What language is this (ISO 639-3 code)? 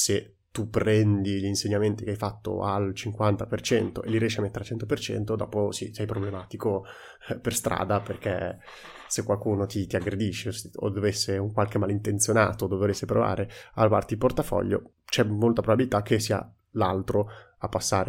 ita